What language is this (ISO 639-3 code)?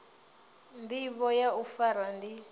ven